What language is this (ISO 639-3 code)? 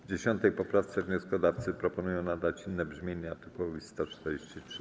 pol